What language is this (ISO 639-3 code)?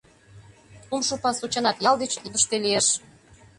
chm